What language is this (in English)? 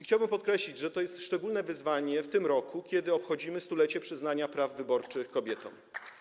Polish